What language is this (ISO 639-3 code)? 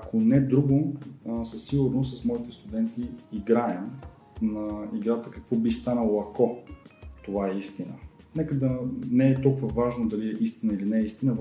bul